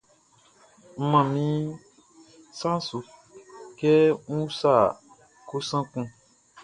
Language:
Baoulé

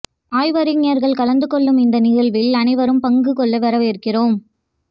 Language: Tamil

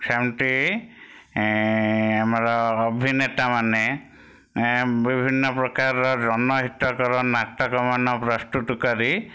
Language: Odia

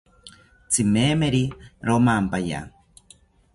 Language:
South Ucayali Ashéninka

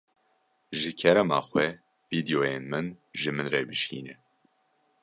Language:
Kurdish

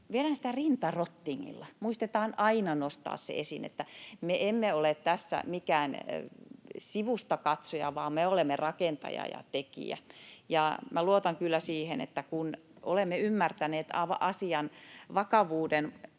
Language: Finnish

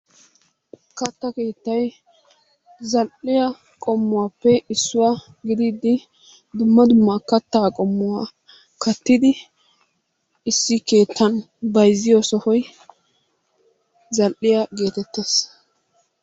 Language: Wolaytta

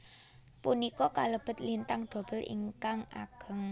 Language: Javanese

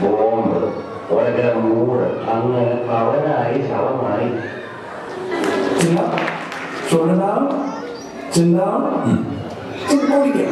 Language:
Korean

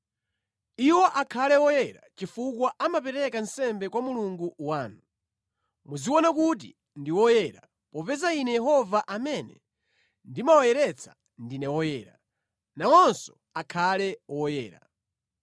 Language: Nyanja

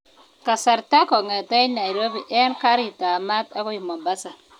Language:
Kalenjin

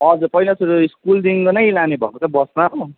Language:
Nepali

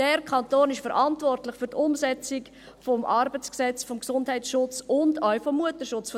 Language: Swiss German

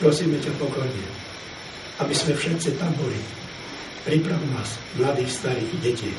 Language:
Czech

